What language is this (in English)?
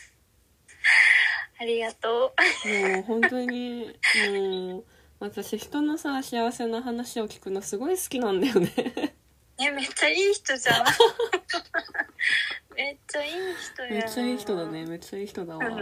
Japanese